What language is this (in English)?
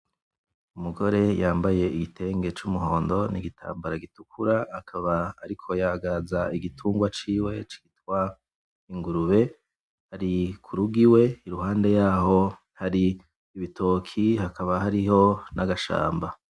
Rundi